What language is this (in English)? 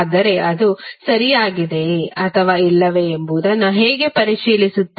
Kannada